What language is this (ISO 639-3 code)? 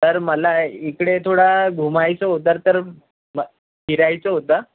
mar